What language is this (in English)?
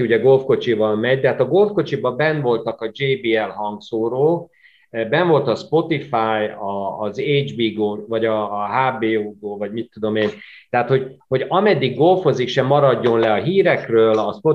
Hungarian